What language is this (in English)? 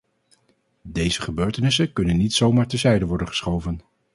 Dutch